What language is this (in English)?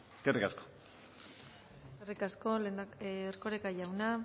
Basque